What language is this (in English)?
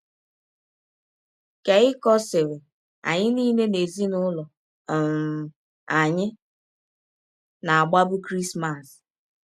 Igbo